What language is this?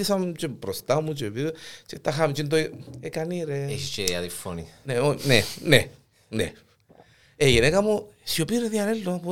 Greek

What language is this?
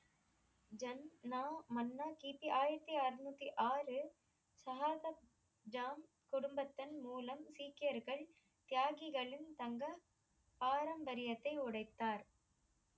Tamil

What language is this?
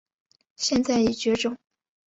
Chinese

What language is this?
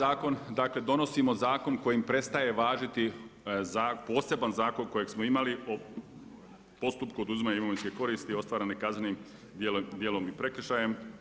Croatian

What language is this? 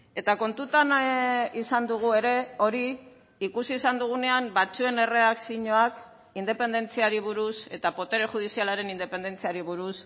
Basque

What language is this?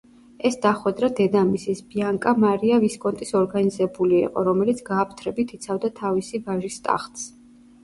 Georgian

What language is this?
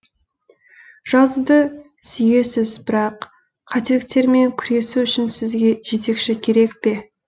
Kazakh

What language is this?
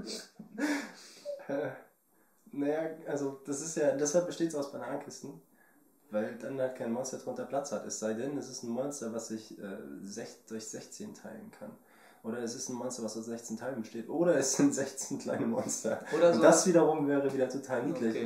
German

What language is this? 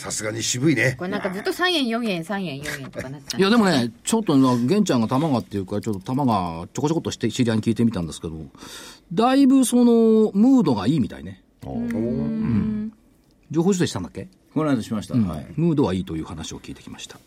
Japanese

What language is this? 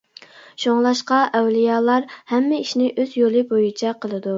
Uyghur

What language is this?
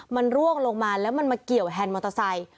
Thai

